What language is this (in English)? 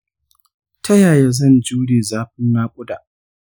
Hausa